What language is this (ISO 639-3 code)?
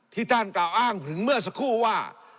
tha